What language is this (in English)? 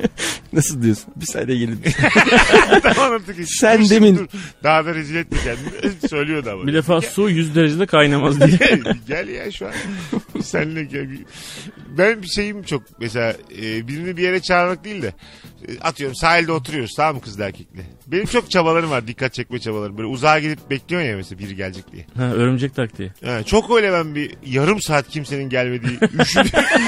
Turkish